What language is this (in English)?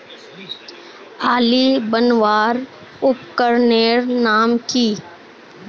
Magahi